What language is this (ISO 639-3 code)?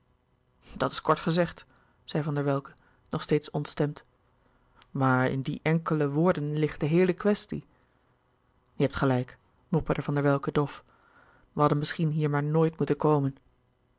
nld